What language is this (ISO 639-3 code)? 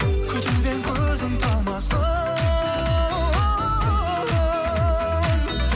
kaz